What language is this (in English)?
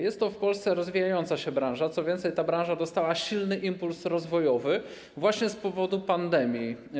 Polish